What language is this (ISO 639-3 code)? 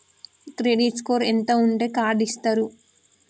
tel